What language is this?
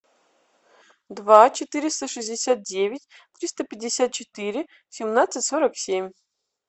Russian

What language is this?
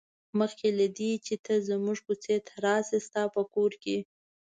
Pashto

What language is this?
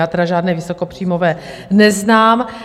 Czech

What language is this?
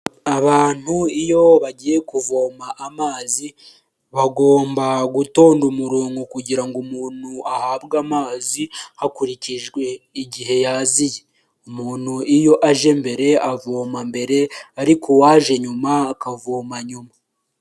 Kinyarwanda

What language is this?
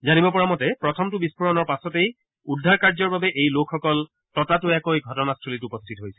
Assamese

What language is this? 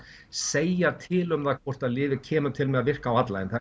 Icelandic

